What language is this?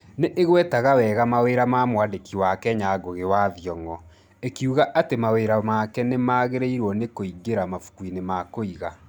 Kikuyu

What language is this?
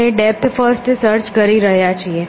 Gujarati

